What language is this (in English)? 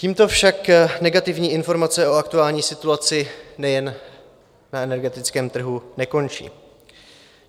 Czech